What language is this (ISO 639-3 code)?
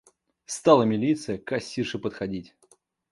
rus